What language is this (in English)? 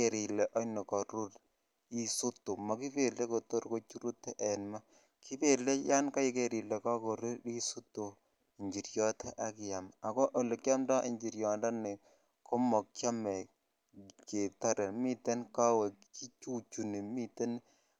Kalenjin